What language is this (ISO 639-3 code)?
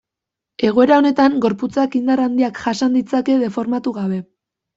eus